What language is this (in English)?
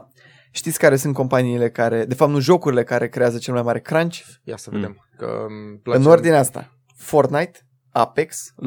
Romanian